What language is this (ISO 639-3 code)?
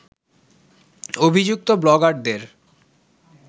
ben